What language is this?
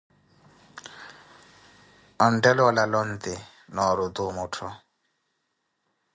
Koti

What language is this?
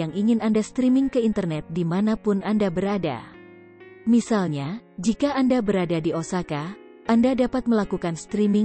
Indonesian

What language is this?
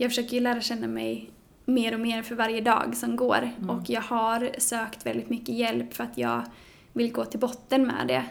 Swedish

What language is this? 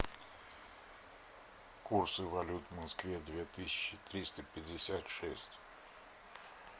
Russian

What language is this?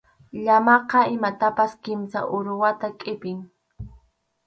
Arequipa-La Unión Quechua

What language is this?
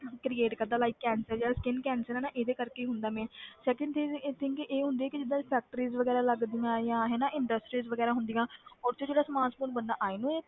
Punjabi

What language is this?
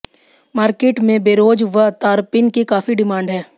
Hindi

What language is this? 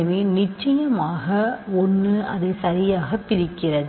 Tamil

